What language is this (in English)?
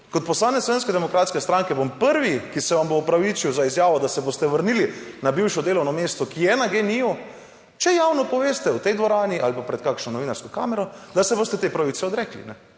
Slovenian